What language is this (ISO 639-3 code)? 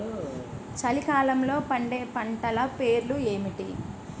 tel